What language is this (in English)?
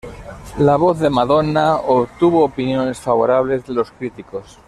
Spanish